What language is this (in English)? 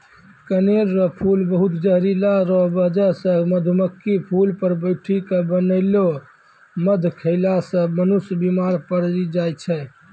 Maithili